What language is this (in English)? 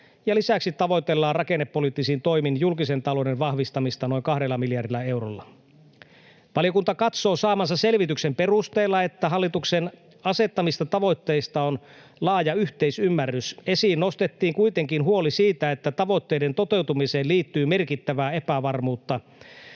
Finnish